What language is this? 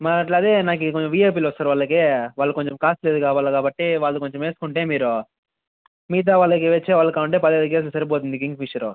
Telugu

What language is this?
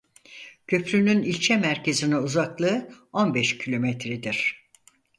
Turkish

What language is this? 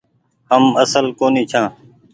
Goaria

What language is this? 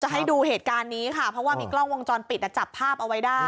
Thai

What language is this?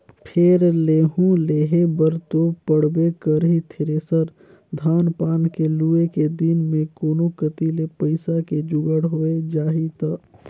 Chhattisgarhi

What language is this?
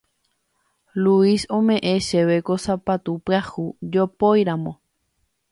Guarani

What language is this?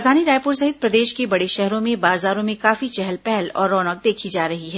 Hindi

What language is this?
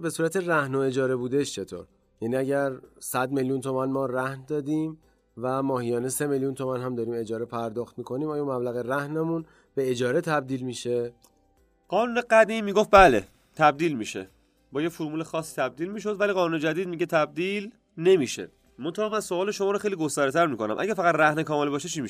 Persian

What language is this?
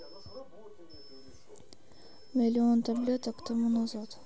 Russian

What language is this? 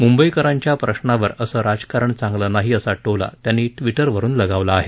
Marathi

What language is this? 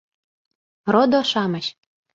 Mari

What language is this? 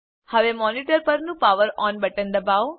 Gujarati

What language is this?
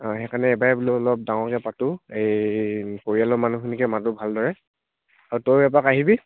Assamese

